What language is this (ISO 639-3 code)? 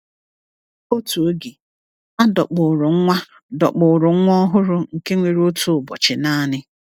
ibo